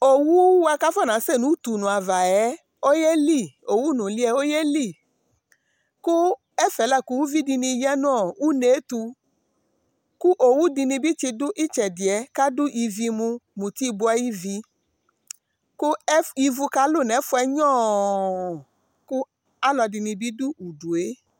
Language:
Ikposo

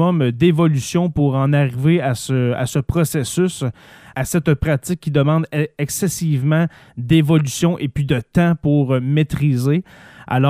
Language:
French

